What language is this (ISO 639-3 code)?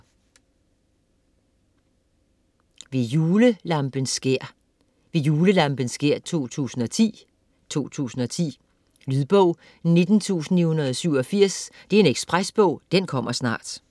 dan